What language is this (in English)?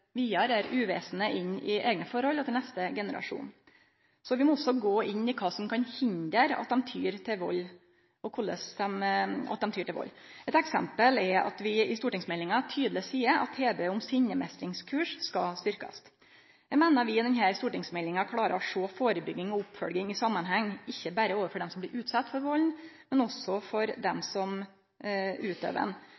Norwegian Nynorsk